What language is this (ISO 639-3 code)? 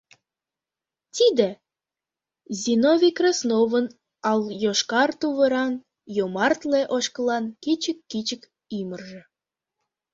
chm